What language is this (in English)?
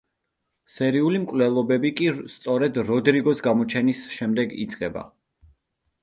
Georgian